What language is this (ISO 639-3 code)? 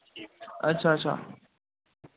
doi